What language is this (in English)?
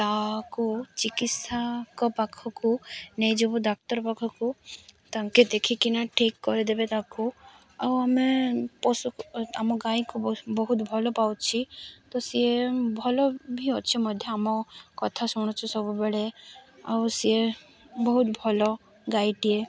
Odia